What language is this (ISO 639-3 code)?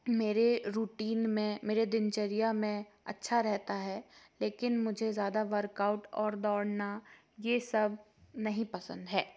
hin